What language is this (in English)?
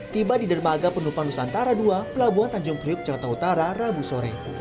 Indonesian